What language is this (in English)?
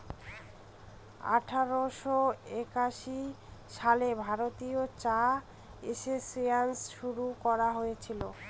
Bangla